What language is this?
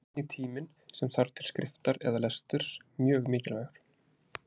Icelandic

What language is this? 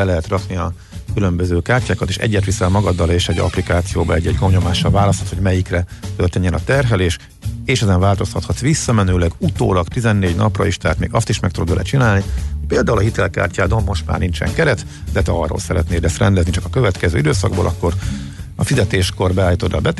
Hungarian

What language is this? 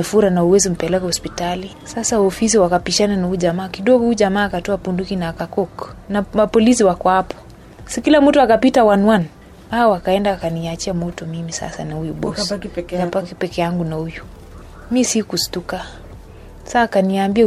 Swahili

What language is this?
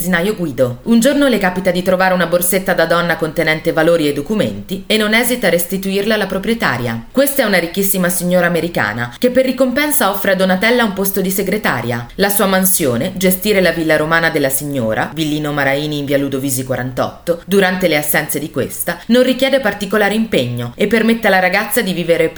Italian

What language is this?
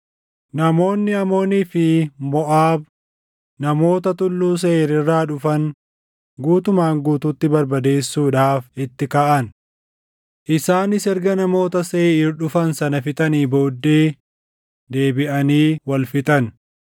Oromo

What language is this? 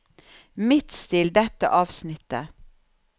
Norwegian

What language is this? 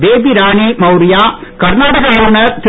Tamil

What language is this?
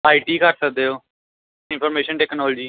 Punjabi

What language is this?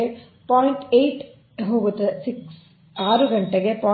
Kannada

